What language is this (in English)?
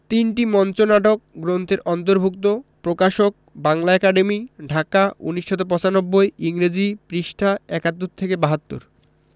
Bangla